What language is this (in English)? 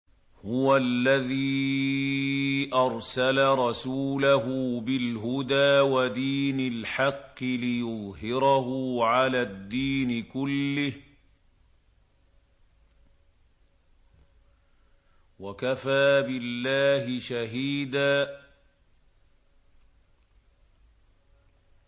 Arabic